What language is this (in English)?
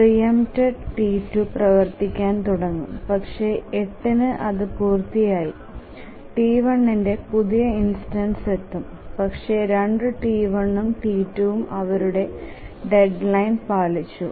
Malayalam